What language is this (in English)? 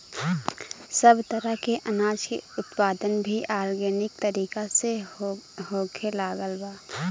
Bhojpuri